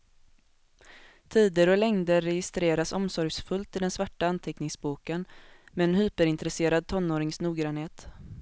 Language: Swedish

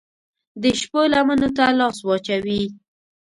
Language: Pashto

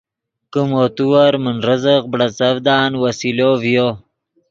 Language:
Yidgha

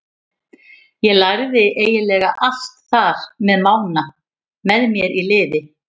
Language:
Icelandic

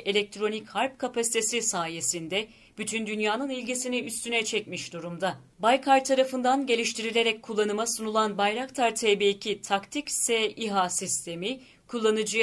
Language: Turkish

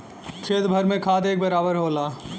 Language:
Bhojpuri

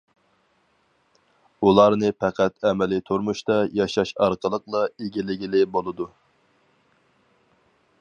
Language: Uyghur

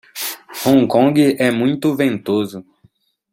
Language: Portuguese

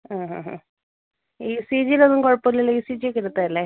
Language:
Malayalam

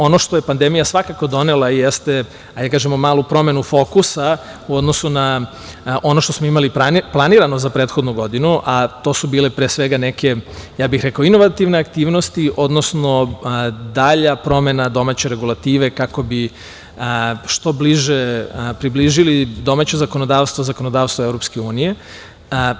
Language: Serbian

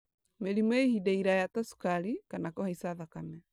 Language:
Kikuyu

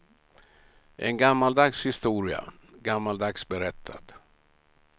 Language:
Swedish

